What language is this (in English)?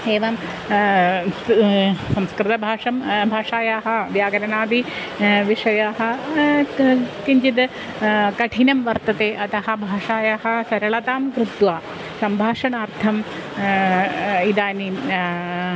Sanskrit